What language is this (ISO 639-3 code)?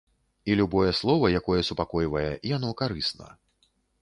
bel